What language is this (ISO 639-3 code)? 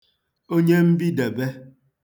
ibo